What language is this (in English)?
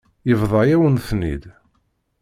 Kabyle